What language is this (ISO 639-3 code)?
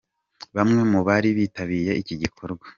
kin